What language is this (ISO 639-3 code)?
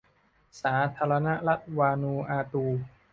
tha